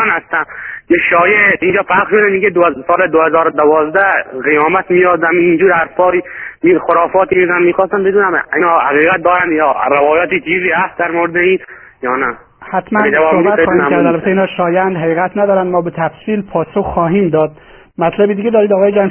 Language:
Persian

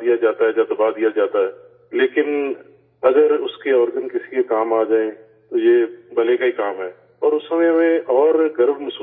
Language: Urdu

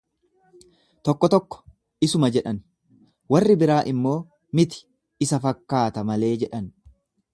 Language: Oromo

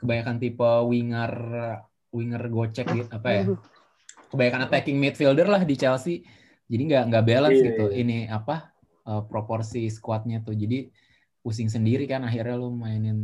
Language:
Indonesian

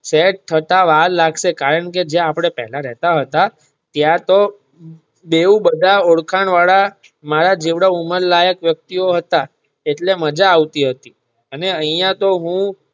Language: Gujarati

